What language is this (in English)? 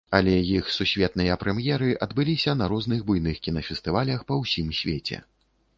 Belarusian